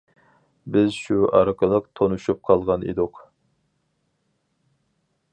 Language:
Uyghur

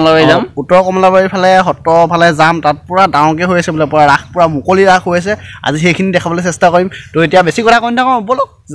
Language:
Thai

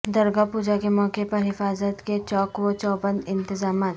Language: Urdu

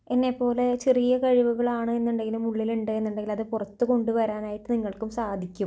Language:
Malayalam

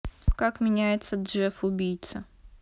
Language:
Russian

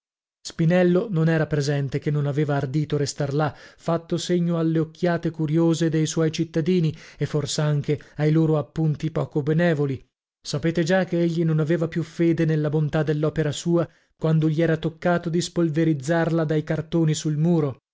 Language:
Italian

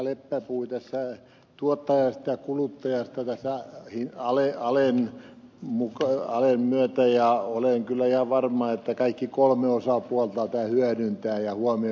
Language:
Finnish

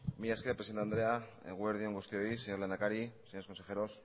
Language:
Basque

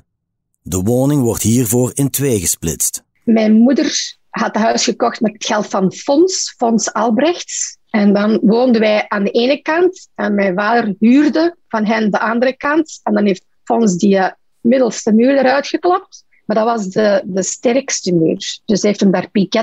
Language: Dutch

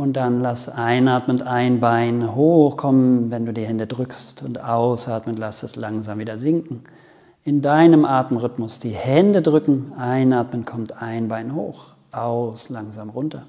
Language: German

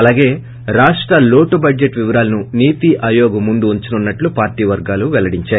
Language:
Telugu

